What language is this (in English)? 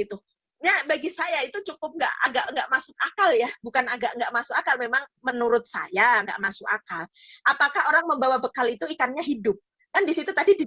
Indonesian